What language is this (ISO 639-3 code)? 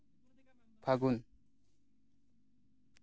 sat